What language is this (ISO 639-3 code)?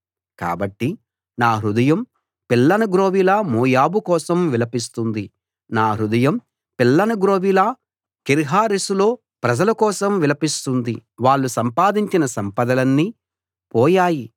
tel